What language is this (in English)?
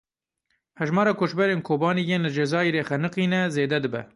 Kurdish